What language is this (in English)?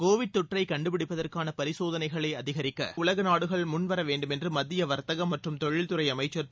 Tamil